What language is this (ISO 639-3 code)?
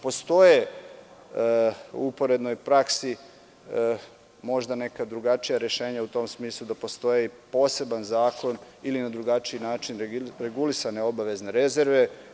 srp